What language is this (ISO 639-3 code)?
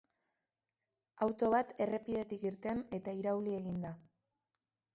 eus